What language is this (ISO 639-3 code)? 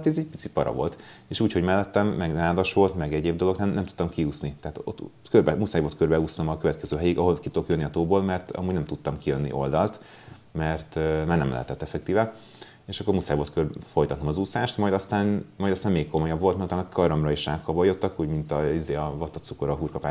hun